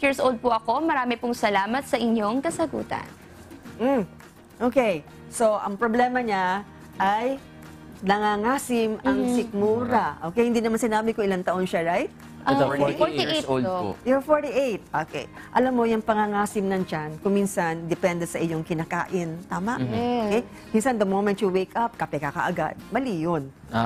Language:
Filipino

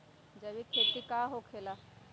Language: Magahi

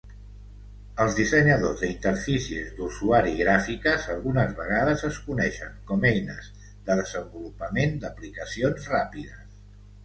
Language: Catalan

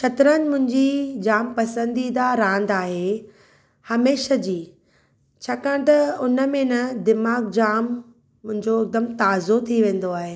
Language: Sindhi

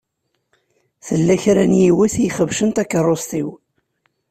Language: Kabyle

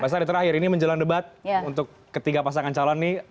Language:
Indonesian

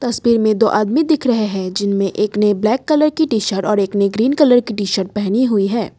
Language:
Hindi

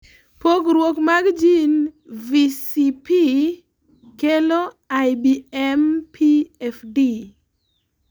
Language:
Luo (Kenya and Tanzania)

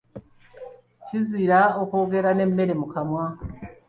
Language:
Ganda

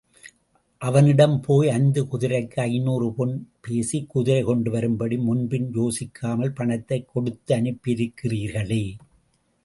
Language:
Tamil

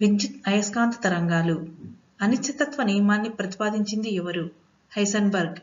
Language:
Telugu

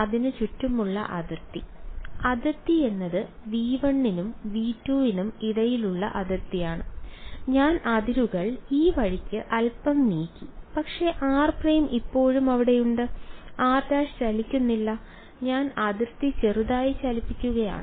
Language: Malayalam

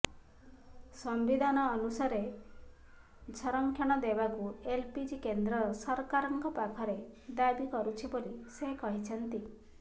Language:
Odia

